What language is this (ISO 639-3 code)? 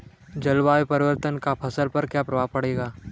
hin